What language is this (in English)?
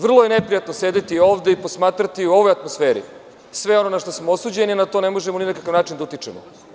Serbian